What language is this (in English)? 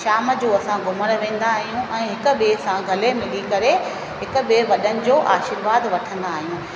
Sindhi